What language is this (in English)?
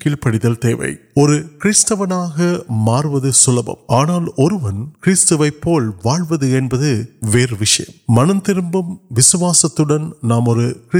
Urdu